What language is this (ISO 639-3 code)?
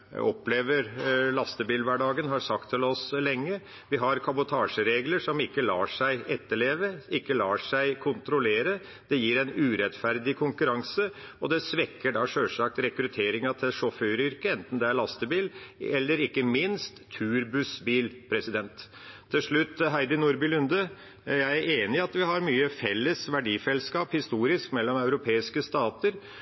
nob